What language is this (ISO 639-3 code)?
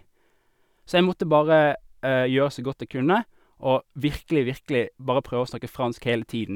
nor